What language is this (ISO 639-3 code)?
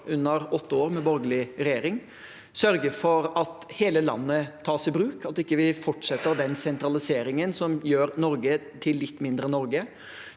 nor